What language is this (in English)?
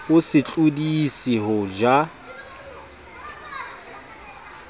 Southern Sotho